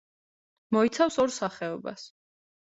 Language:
Georgian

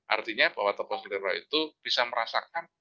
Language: Indonesian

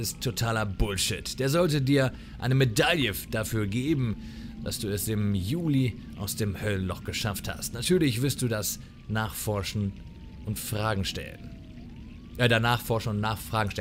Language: German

